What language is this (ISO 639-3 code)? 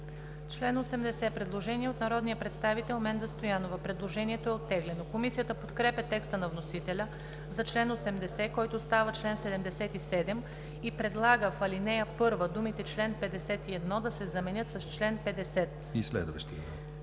bul